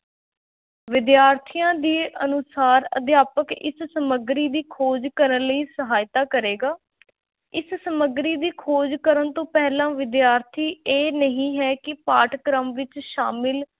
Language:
Punjabi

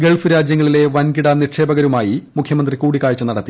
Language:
Malayalam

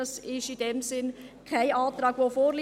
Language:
Swiss German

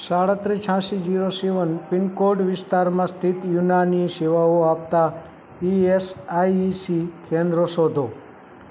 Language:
Gujarati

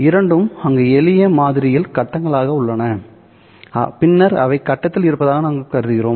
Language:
Tamil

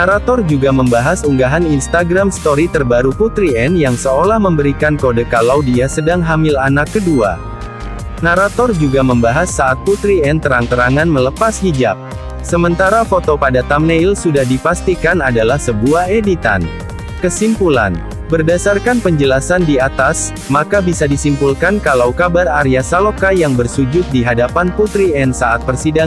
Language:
Indonesian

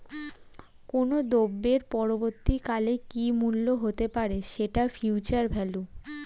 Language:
Bangla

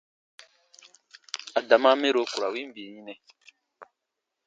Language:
Baatonum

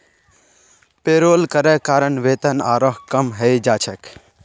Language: Magahi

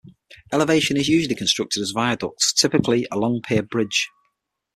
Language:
English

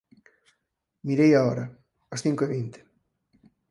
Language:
Galician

